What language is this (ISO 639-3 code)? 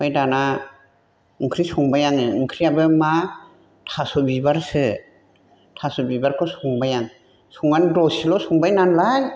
brx